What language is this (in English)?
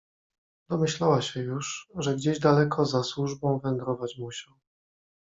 Polish